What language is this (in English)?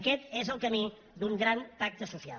Catalan